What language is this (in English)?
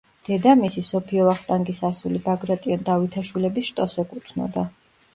Georgian